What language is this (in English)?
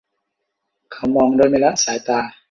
Thai